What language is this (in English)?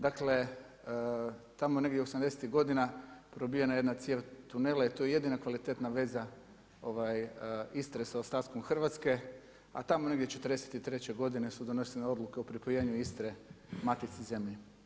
Croatian